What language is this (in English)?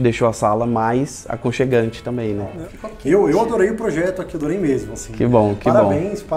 Portuguese